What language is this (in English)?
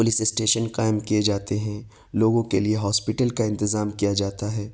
Urdu